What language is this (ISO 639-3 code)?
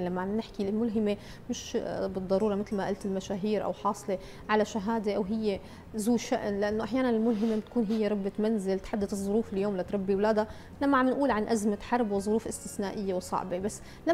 ara